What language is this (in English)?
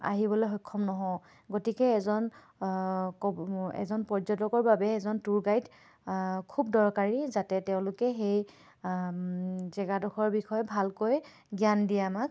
Assamese